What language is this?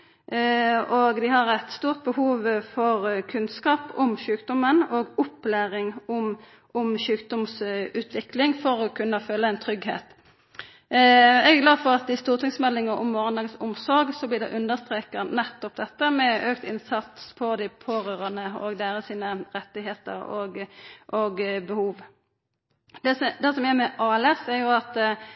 Norwegian Nynorsk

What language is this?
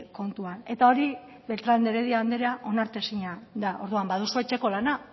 Basque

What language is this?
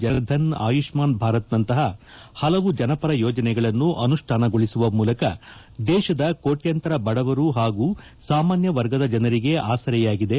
Kannada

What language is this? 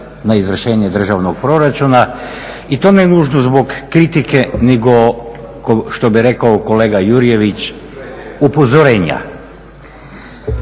Croatian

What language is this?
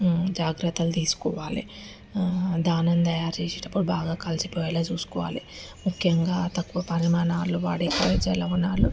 Telugu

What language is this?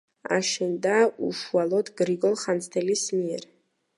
Georgian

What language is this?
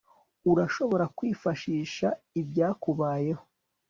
Kinyarwanda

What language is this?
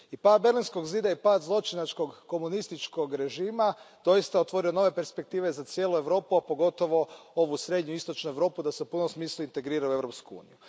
Croatian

